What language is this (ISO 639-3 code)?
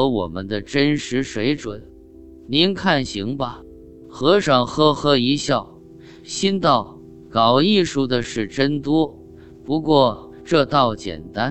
zho